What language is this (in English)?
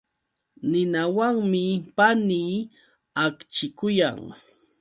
Yauyos Quechua